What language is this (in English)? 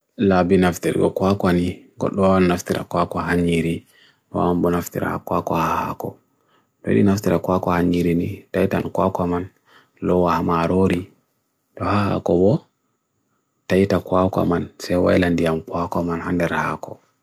Bagirmi Fulfulde